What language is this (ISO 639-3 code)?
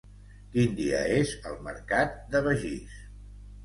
cat